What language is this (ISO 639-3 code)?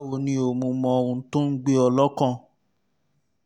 yor